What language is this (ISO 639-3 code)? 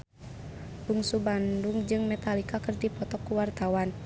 sun